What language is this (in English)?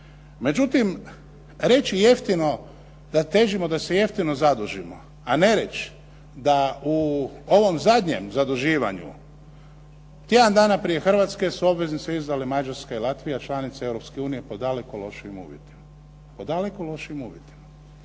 Croatian